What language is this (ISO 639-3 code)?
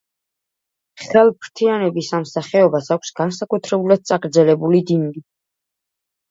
kat